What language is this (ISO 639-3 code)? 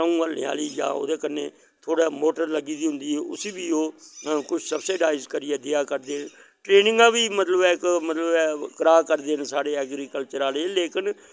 doi